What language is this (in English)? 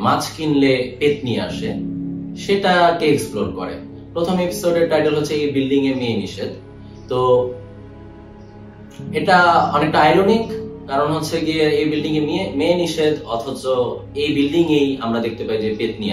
Bangla